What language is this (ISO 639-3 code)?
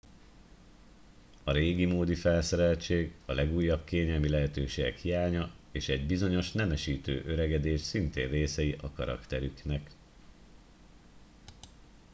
hun